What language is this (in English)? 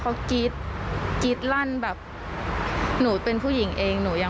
Thai